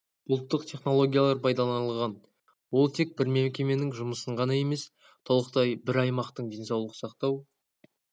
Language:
Kazakh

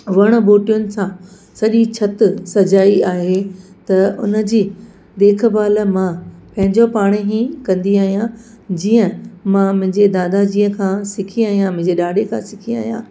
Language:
Sindhi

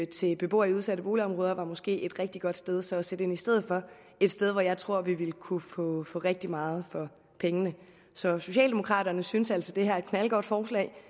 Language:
Danish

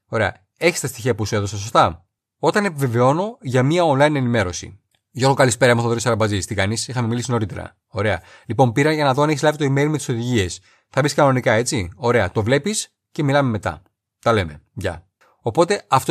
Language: Greek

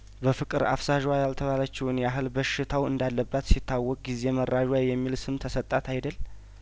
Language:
Amharic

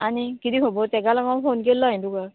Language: Konkani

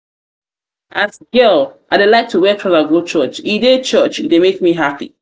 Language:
Nigerian Pidgin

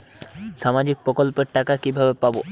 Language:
Bangla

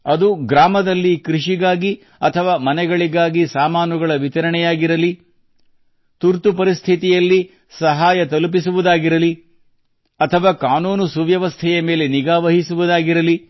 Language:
Kannada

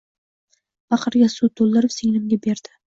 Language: Uzbek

